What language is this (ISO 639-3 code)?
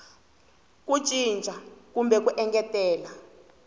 tso